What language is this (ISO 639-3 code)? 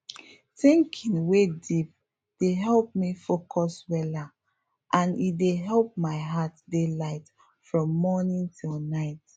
pcm